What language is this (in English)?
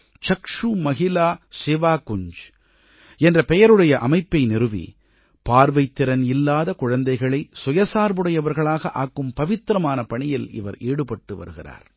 Tamil